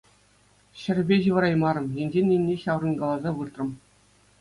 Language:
Chuvash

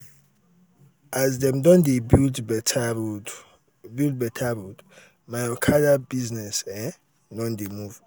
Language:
Nigerian Pidgin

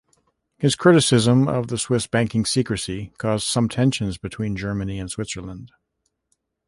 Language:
English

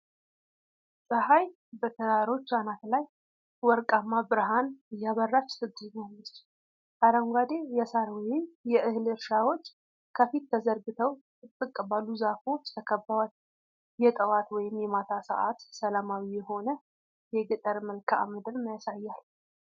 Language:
Amharic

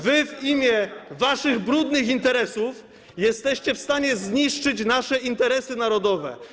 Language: Polish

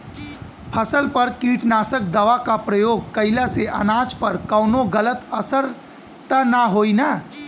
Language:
Bhojpuri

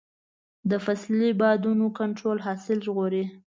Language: Pashto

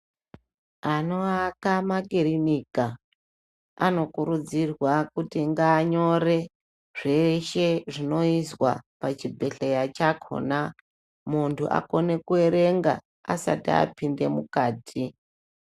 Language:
Ndau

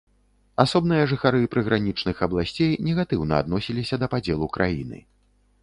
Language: Belarusian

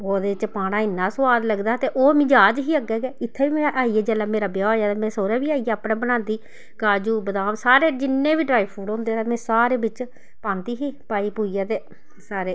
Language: Dogri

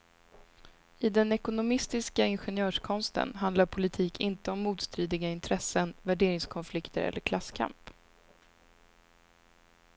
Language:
Swedish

